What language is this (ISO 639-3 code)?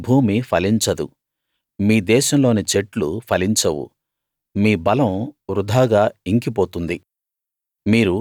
tel